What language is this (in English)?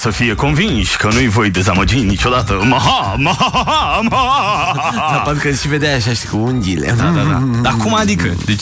Romanian